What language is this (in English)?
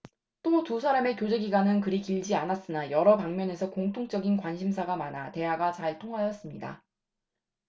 Korean